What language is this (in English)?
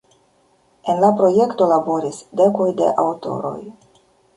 Esperanto